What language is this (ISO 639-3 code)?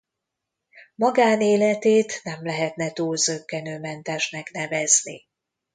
hun